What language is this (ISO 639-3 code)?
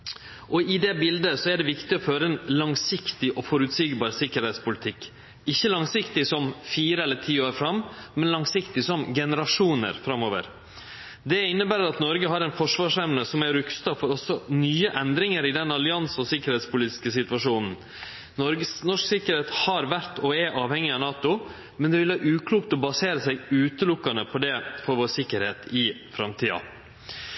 nno